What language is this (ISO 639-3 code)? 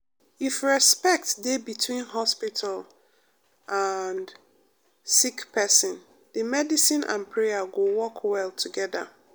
pcm